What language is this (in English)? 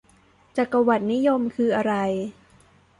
Thai